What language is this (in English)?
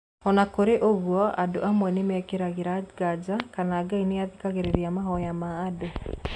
Kikuyu